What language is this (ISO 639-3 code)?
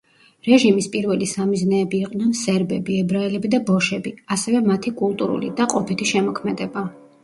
kat